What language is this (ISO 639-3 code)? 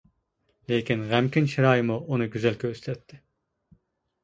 uig